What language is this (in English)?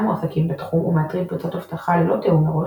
Hebrew